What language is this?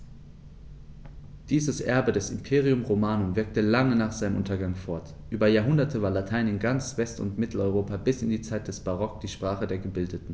German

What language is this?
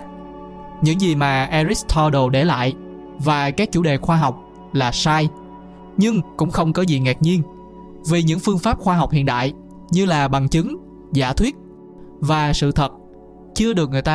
Vietnamese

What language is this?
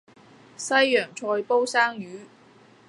Cantonese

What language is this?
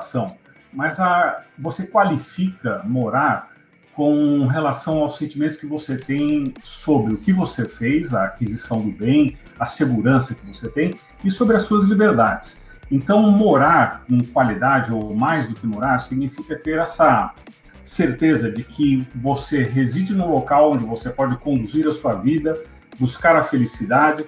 Portuguese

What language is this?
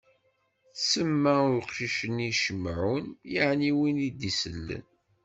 Kabyle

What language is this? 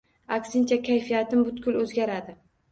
Uzbek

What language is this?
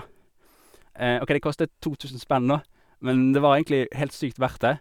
Norwegian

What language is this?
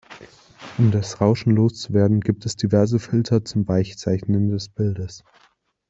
German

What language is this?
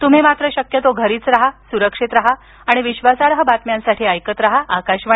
Marathi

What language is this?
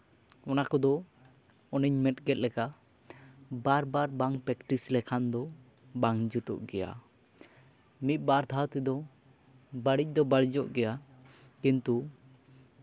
Santali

